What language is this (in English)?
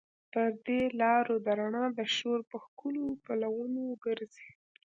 Pashto